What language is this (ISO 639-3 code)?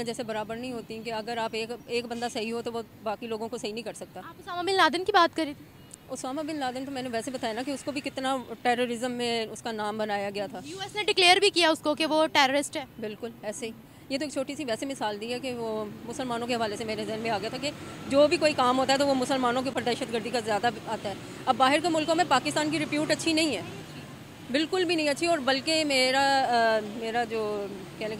hin